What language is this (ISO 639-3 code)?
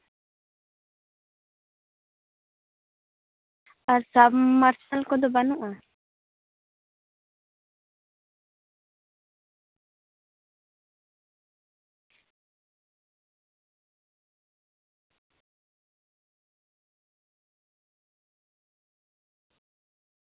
sat